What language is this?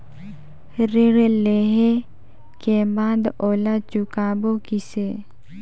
Chhattisgarhi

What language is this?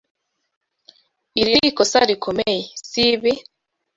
Kinyarwanda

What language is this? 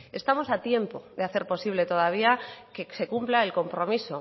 Spanish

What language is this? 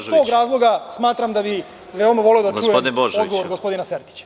Serbian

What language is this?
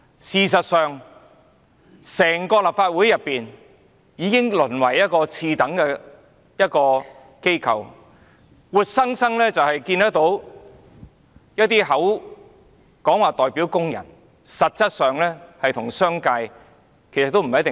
Cantonese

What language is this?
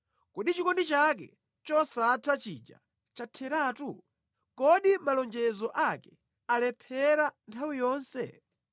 Nyanja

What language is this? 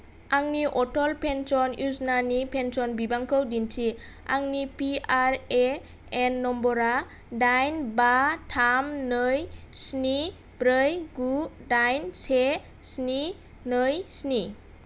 Bodo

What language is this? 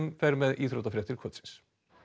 Icelandic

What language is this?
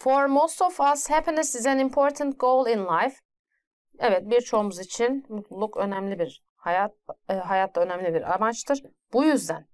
Turkish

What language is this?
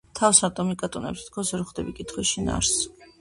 Georgian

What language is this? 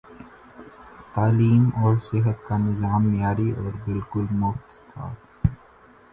Urdu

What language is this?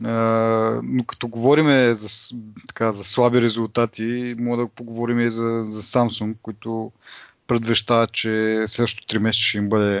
Bulgarian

